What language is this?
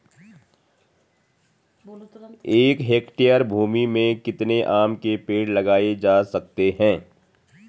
Hindi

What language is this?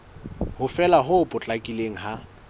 Southern Sotho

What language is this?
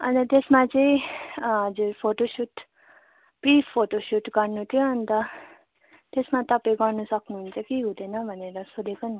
Nepali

